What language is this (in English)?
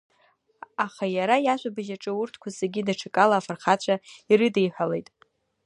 Abkhazian